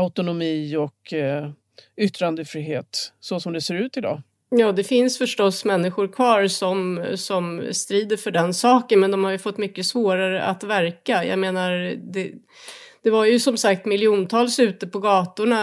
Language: Swedish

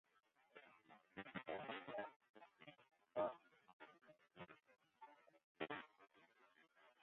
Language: Western Frisian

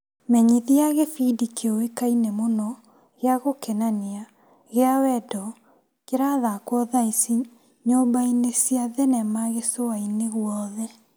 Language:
Kikuyu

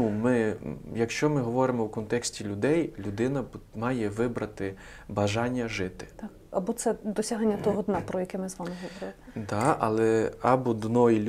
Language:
Ukrainian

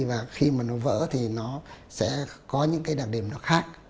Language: Vietnamese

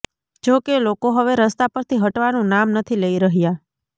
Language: Gujarati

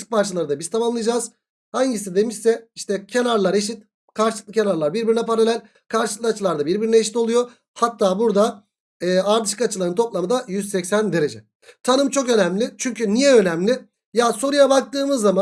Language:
Turkish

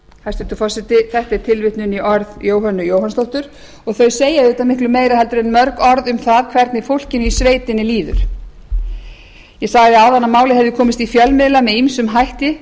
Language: Icelandic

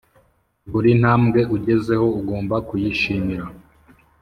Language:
Kinyarwanda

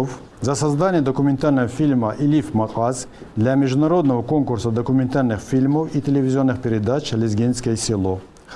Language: Russian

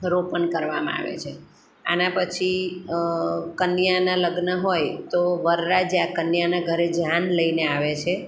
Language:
Gujarati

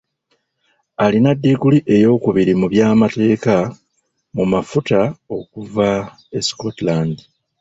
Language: Ganda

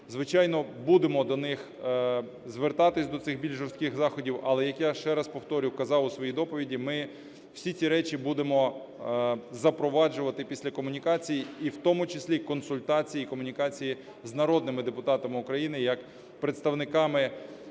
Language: Ukrainian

